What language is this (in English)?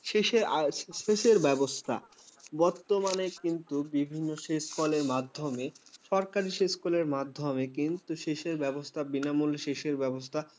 Bangla